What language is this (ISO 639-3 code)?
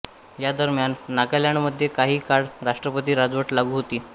mar